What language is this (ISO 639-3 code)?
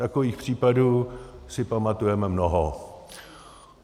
ces